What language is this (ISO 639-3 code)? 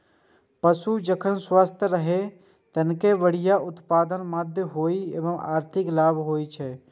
mai